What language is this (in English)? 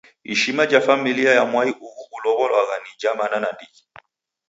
Taita